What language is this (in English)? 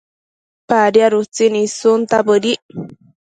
Matsés